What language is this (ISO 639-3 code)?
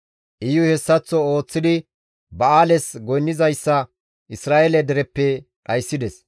gmv